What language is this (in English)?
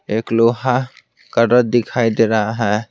Hindi